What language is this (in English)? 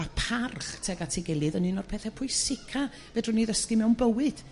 Welsh